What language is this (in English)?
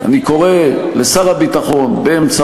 Hebrew